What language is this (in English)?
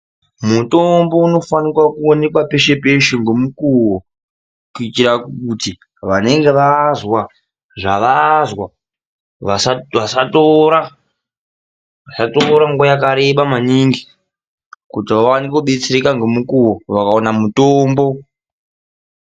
Ndau